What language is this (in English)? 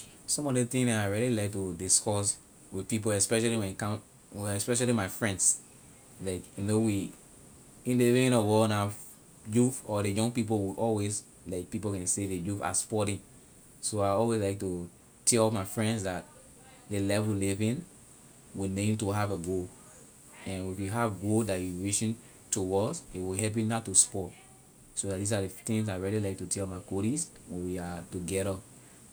Liberian English